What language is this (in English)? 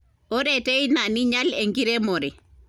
Masai